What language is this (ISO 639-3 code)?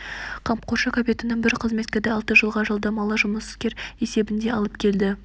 kaz